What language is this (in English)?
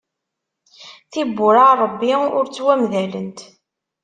Kabyle